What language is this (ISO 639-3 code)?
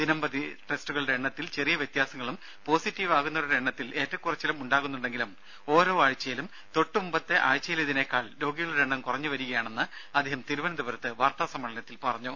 mal